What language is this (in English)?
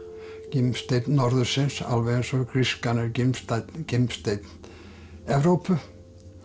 Icelandic